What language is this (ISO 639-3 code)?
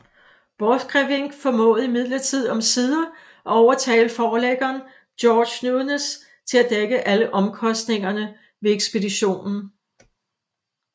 dan